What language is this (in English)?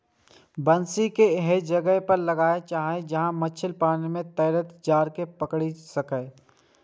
Maithili